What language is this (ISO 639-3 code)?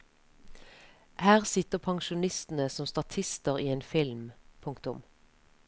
nor